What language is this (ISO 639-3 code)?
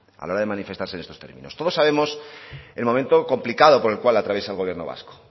spa